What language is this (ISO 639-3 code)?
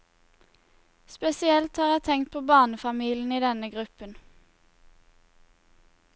nor